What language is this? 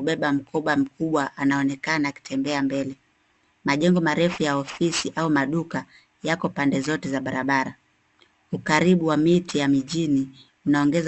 Swahili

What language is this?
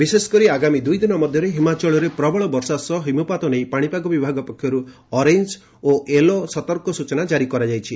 Odia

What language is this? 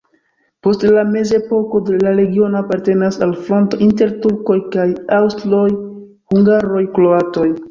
Esperanto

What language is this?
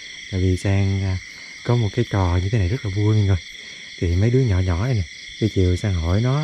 Vietnamese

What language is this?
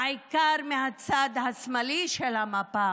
Hebrew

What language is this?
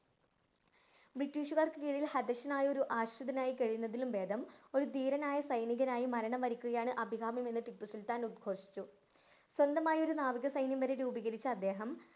Malayalam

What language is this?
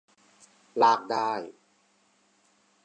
Thai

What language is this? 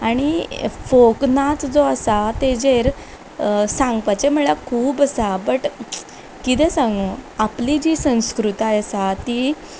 Konkani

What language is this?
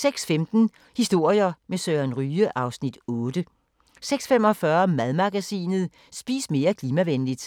Danish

